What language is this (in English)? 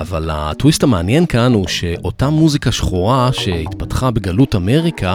Hebrew